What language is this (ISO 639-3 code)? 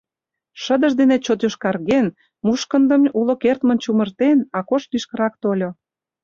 chm